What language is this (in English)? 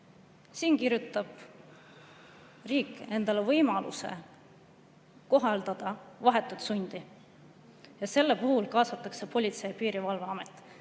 Estonian